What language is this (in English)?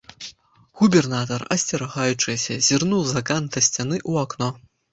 Belarusian